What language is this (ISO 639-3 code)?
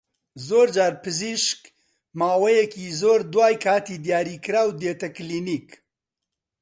ckb